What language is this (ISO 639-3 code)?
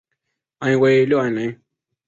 zho